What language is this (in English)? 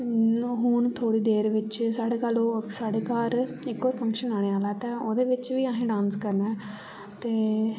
Dogri